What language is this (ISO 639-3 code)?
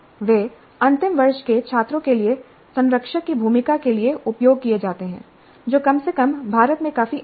hin